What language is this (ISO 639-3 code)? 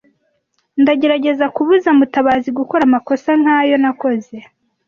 kin